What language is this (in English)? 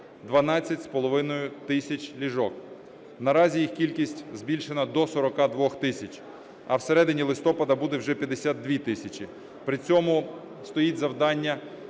Ukrainian